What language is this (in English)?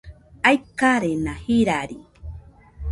Nüpode Huitoto